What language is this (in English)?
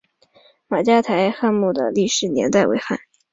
Chinese